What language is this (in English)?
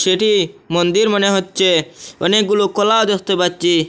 Bangla